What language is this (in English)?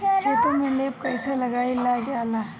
Bhojpuri